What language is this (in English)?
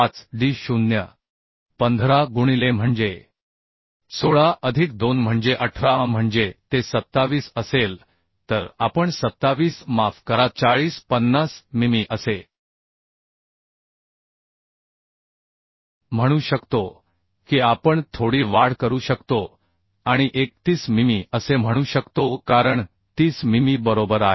Marathi